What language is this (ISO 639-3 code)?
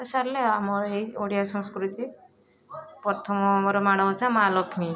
ori